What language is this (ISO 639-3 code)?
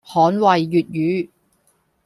yue